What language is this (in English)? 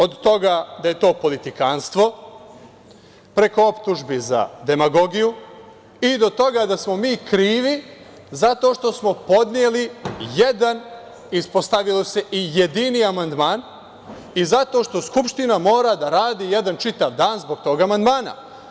Serbian